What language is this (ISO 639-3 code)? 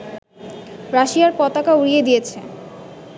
ben